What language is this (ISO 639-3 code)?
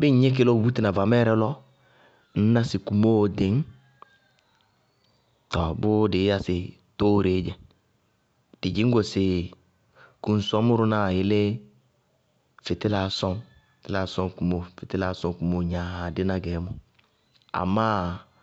bqg